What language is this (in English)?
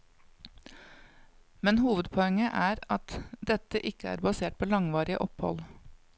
Norwegian